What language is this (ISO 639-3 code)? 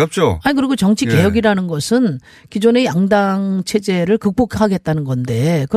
kor